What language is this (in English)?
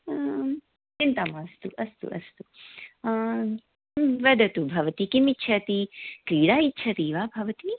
Sanskrit